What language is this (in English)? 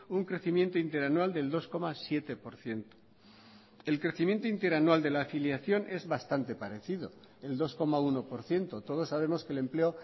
Spanish